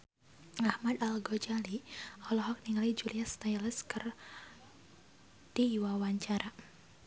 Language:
Sundanese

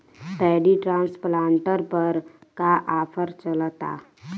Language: Bhojpuri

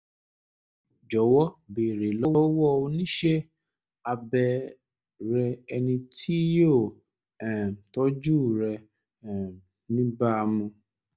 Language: Yoruba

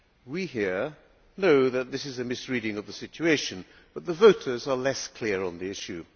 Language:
English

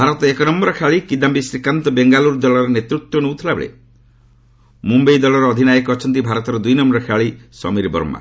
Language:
Odia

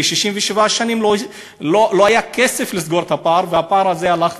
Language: Hebrew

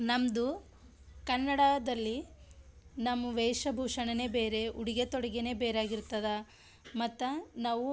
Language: Kannada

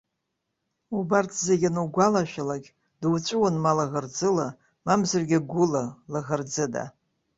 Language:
Abkhazian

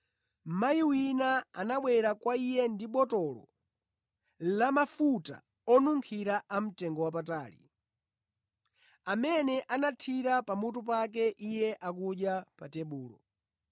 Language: Nyanja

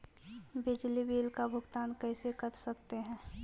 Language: Magahi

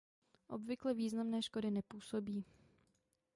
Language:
Czech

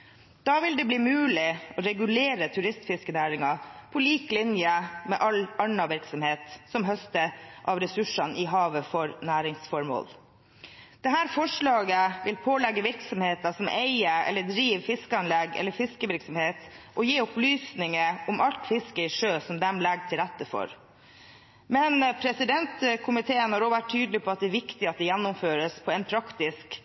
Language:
Norwegian Bokmål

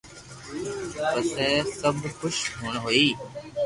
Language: Loarki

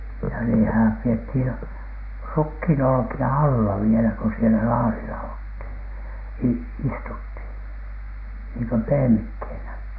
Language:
Finnish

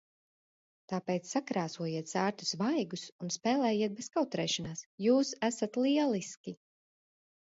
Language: Latvian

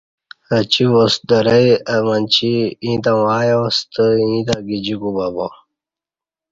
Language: Kati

